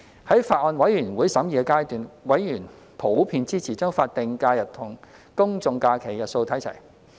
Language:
Cantonese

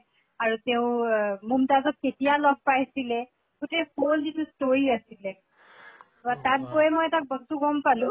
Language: Assamese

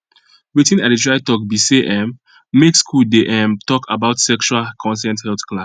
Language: Nigerian Pidgin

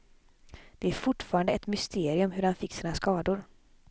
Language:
Swedish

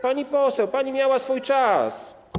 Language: Polish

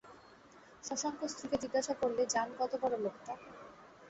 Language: Bangla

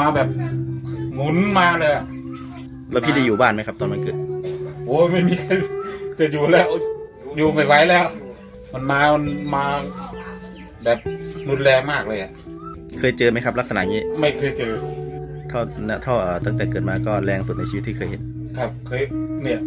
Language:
Thai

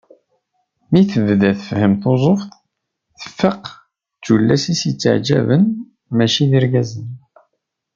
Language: Kabyle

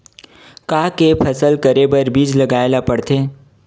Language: Chhattisgarhi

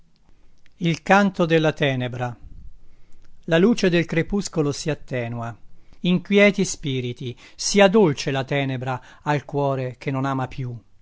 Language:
Italian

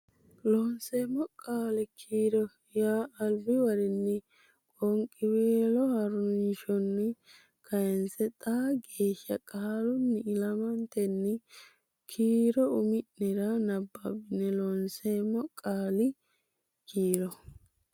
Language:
Sidamo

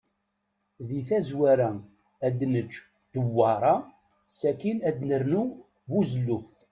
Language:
Kabyle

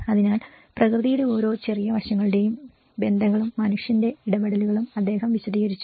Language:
Malayalam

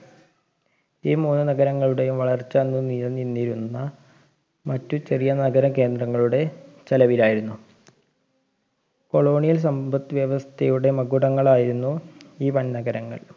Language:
Malayalam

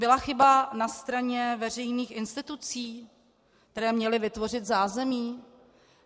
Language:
Czech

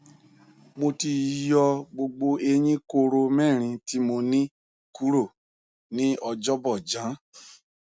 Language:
Yoruba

